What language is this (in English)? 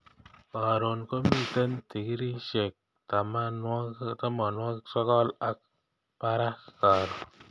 Kalenjin